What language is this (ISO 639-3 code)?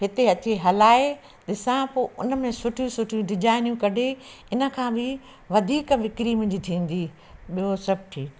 snd